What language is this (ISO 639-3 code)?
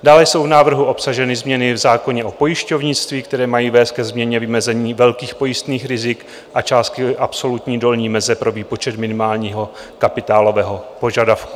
ces